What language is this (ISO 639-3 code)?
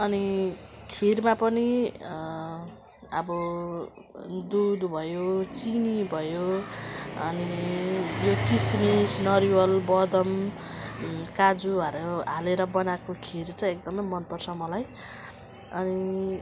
nep